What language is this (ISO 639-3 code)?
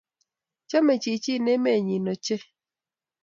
kln